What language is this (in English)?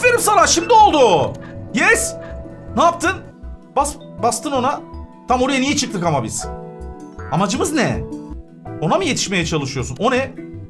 Turkish